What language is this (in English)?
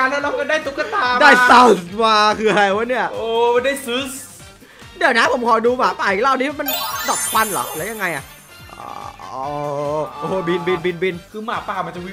Thai